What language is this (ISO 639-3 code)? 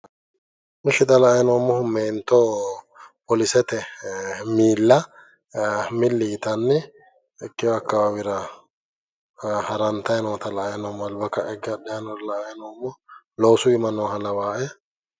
sid